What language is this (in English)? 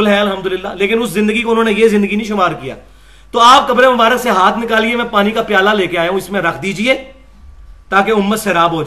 Urdu